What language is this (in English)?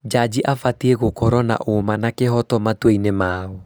Kikuyu